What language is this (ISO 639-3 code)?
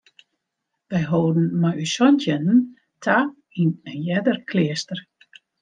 fry